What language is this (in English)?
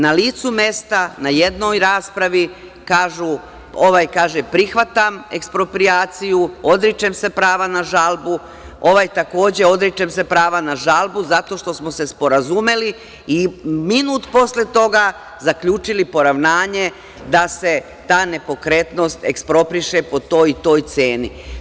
Serbian